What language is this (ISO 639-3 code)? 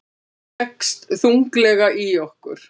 isl